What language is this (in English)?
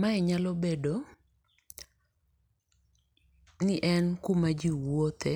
Luo (Kenya and Tanzania)